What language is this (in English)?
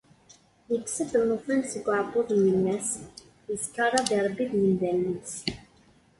Kabyle